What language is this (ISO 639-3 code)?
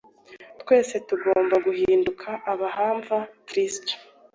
kin